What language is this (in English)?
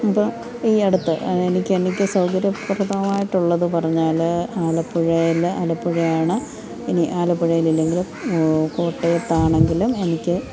Malayalam